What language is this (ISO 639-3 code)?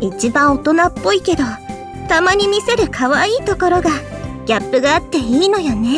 jpn